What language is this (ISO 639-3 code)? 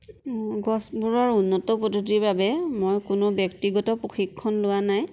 asm